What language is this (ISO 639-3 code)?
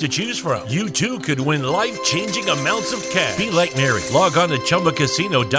ita